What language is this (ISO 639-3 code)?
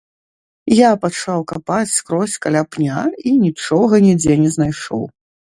bel